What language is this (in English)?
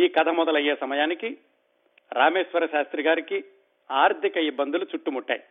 Telugu